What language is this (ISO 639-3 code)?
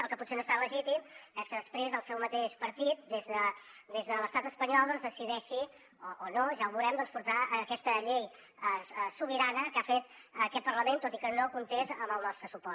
cat